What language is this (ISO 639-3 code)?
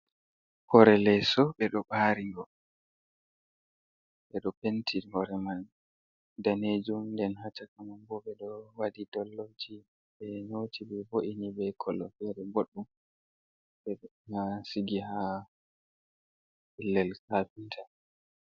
ful